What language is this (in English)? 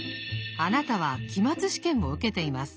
Japanese